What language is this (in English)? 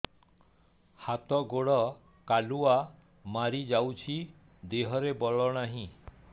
Odia